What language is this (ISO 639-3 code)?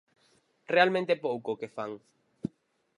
glg